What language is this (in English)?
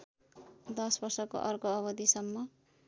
Nepali